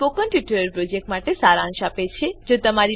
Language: Gujarati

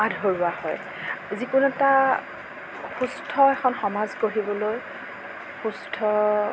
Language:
Assamese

